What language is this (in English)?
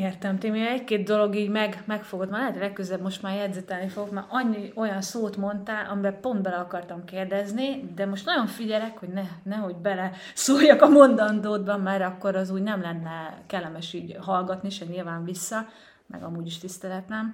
Hungarian